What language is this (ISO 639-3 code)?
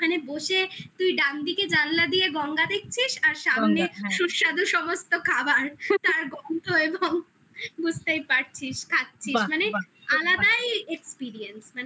ben